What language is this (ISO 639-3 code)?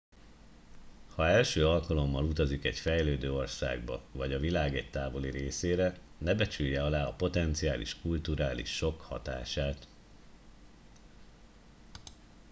hun